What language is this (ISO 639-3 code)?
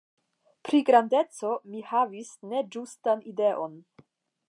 epo